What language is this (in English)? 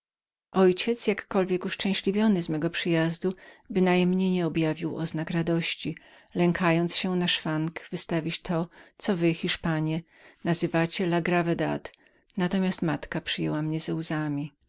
Polish